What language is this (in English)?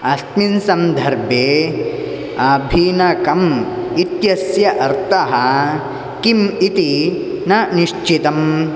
Sanskrit